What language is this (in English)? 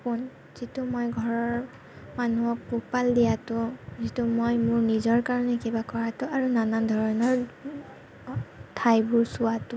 Assamese